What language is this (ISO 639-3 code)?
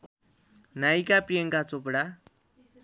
nep